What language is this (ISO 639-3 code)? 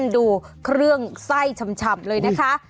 tha